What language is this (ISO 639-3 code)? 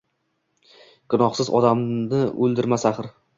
uzb